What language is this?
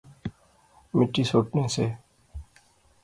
Pahari-Potwari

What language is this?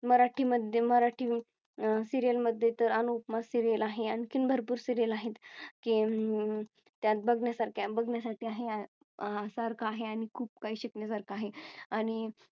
Marathi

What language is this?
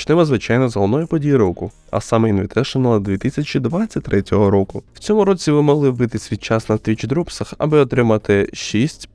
Ukrainian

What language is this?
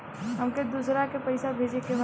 Bhojpuri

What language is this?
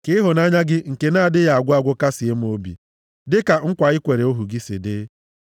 Igbo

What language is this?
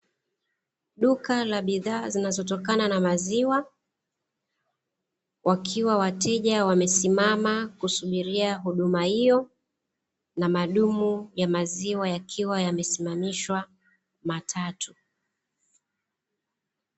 Swahili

